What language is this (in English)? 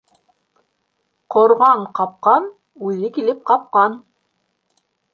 Bashkir